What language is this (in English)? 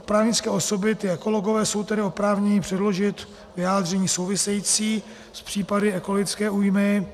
Czech